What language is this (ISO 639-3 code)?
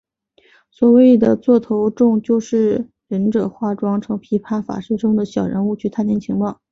zho